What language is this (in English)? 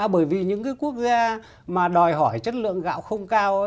Vietnamese